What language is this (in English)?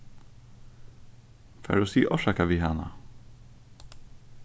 Faroese